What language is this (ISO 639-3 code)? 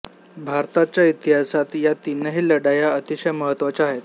mar